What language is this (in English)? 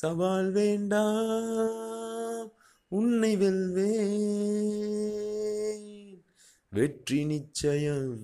Tamil